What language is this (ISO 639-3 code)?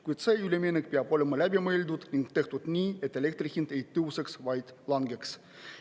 est